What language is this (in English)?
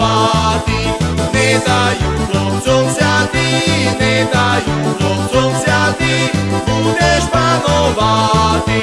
Slovak